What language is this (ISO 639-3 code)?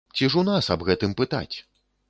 bel